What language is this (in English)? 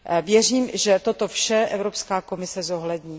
Czech